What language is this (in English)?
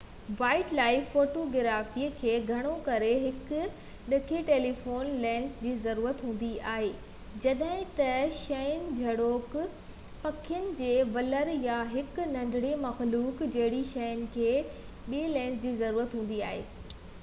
Sindhi